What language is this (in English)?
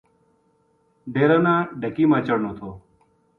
Gujari